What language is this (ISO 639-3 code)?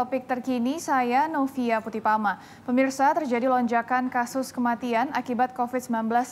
ind